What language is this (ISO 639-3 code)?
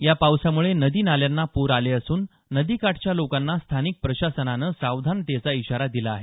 mar